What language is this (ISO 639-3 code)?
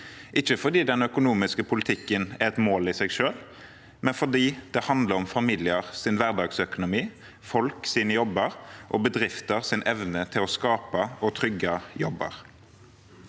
nor